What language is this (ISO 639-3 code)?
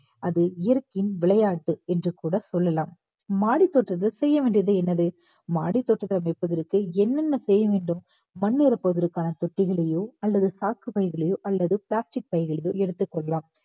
tam